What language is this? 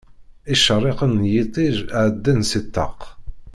Kabyle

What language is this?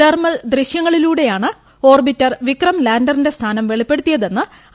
Malayalam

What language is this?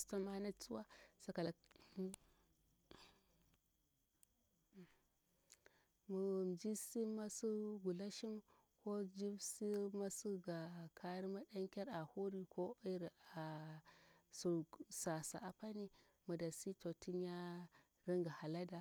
Bura-Pabir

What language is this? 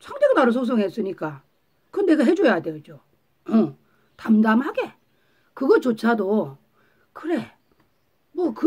Korean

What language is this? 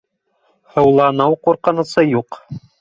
Bashkir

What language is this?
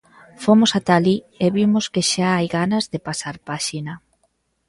Galician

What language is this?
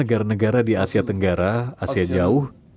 Indonesian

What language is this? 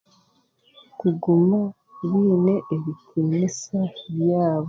Chiga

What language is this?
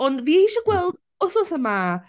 Welsh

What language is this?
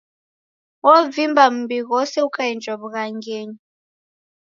Taita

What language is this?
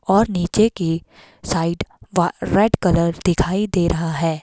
Hindi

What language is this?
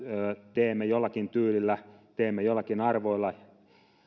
Finnish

